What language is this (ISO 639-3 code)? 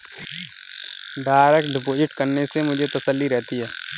hin